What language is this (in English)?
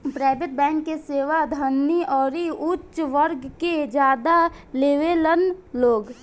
Bhojpuri